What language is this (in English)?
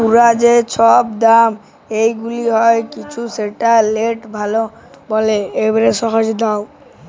Bangla